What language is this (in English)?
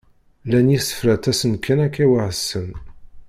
Kabyle